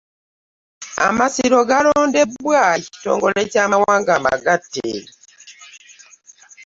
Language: Ganda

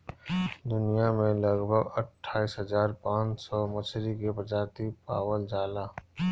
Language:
Bhojpuri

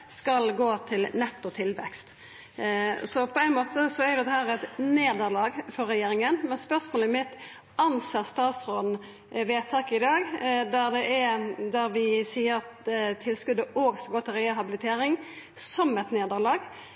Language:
Norwegian Nynorsk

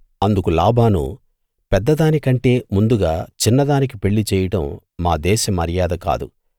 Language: Telugu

